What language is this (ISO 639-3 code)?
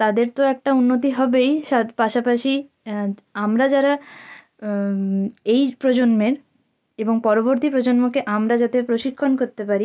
ben